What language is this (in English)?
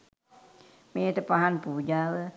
Sinhala